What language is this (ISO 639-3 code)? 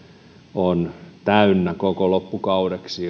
fin